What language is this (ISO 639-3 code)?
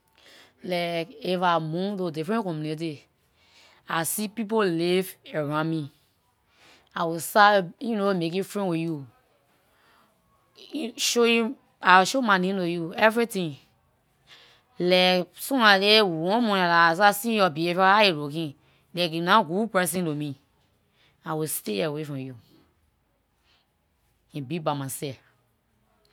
lir